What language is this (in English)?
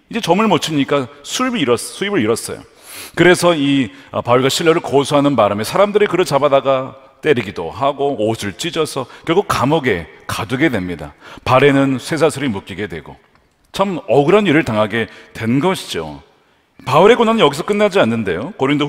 Korean